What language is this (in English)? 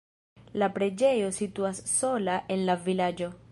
Esperanto